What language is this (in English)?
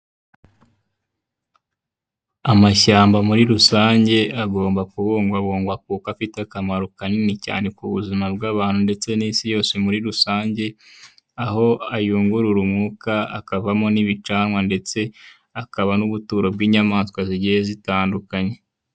Kinyarwanda